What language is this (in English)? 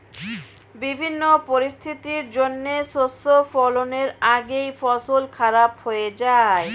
Bangla